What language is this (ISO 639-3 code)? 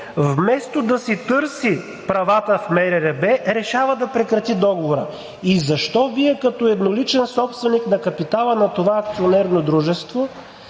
bul